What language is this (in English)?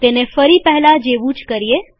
Gujarati